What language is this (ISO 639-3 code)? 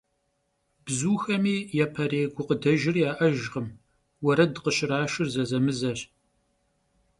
kbd